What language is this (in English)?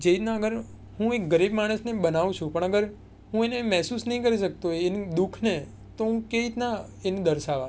Gujarati